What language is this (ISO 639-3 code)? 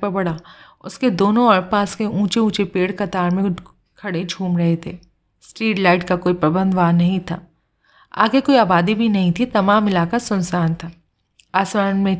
hin